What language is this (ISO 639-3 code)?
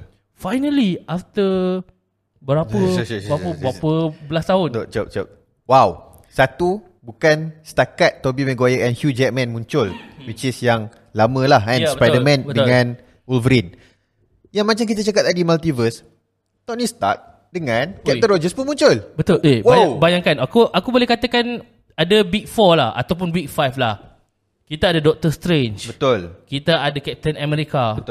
msa